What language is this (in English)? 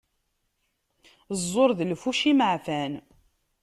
Kabyle